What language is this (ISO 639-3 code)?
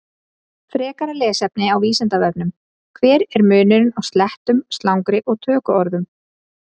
isl